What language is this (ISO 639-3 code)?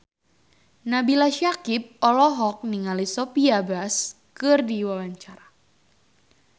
sun